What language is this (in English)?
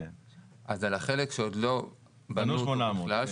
Hebrew